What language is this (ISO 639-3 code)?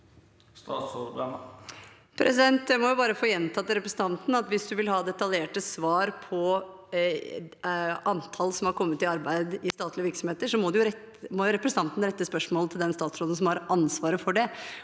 nor